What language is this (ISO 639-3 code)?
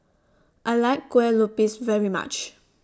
eng